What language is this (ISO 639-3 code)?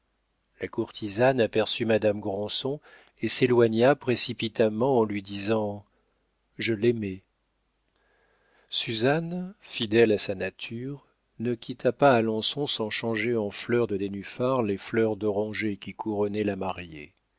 fra